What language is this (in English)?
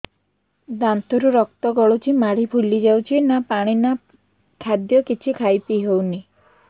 Odia